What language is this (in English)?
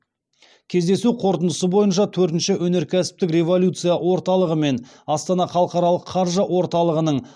Kazakh